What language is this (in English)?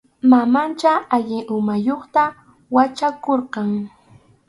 Arequipa-La Unión Quechua